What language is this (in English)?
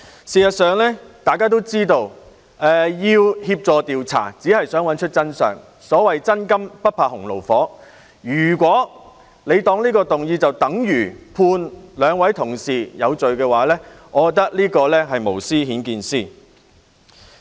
Cantonese